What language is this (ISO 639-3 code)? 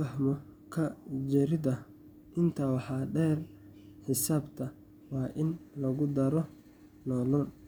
som